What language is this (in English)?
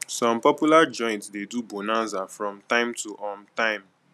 Nigerian Pidgin